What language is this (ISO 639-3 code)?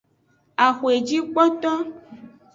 ajg